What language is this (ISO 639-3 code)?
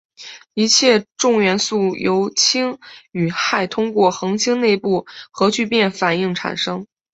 zho